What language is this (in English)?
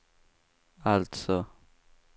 Swedish